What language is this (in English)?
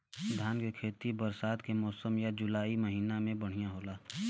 Bhojpuri